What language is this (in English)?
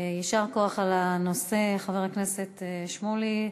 Hebrew